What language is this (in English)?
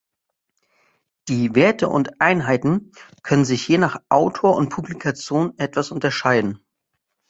German